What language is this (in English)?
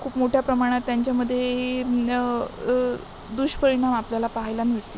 Marathi